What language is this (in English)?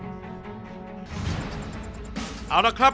Thai